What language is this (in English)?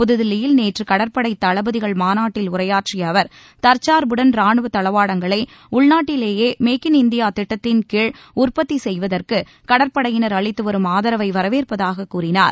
Tamil